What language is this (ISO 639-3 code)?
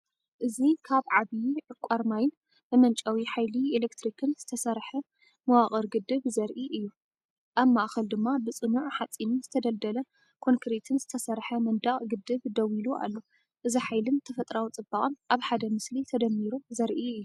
tir